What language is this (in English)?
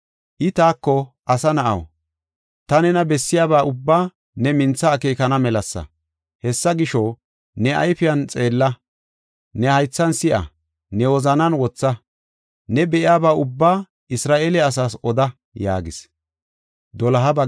Gofa